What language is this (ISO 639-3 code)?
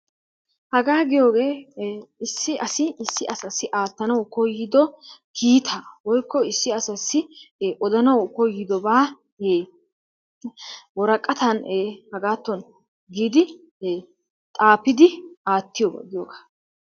wal